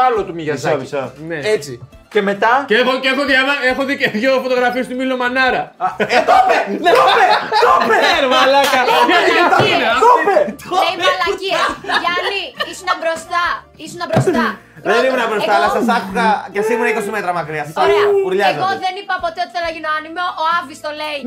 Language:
Greek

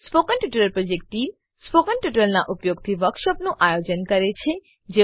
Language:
Gujarati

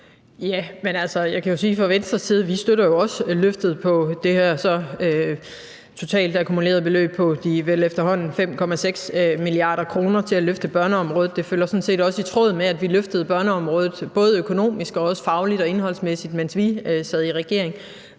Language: Danish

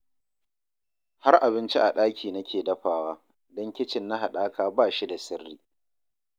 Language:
Hausa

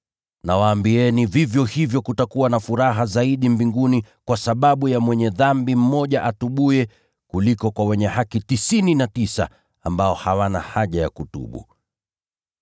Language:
Swahili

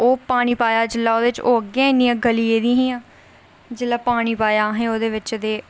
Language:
Dogri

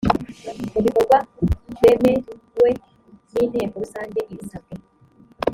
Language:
Kinyarwanda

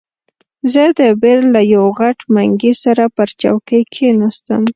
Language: Pashto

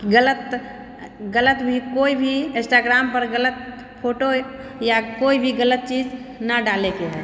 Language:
Maithili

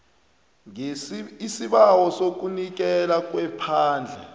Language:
South Ndebele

